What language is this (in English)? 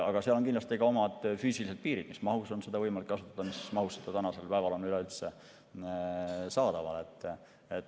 Estonian